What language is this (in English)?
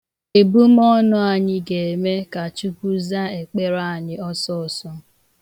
Igbo